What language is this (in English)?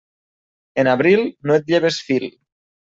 Catalan